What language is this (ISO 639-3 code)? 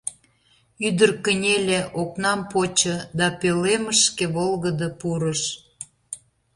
chm